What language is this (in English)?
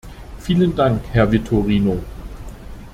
German